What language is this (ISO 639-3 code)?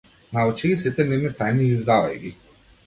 mkd